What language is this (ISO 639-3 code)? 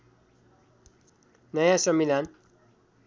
nep